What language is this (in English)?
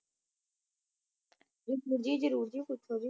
Punjabi